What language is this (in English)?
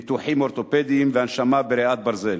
Hebrew